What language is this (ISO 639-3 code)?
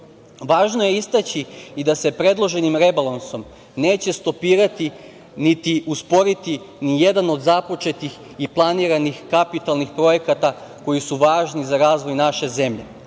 srp